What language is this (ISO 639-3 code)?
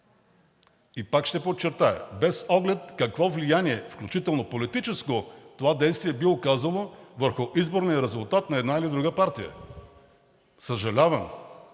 bul